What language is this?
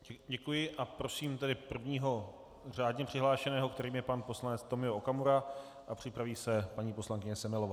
Czech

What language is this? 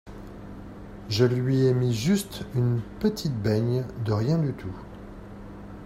French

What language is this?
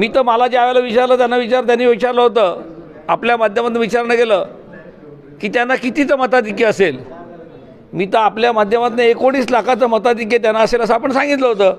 Marathi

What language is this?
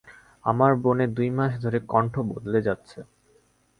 Bangla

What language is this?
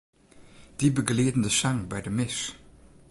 Western Frisian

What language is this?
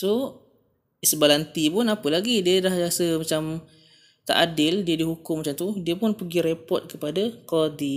Malay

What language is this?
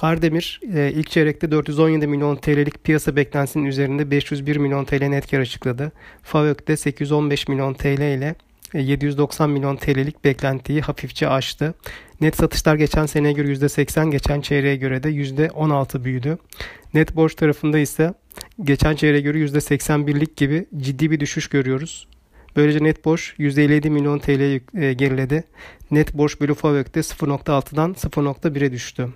Turkish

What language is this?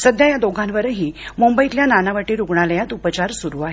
Marathi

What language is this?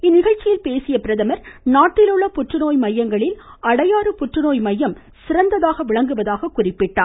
Tamil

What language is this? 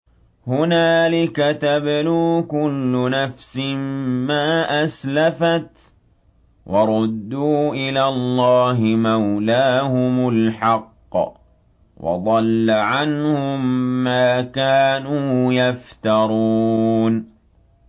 Arabic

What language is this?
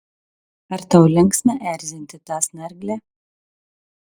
Lithuanian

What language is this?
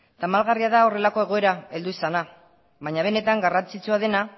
Basque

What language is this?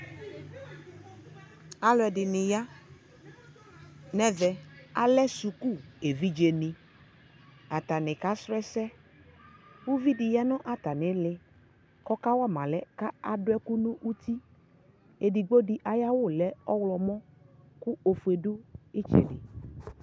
Ikposo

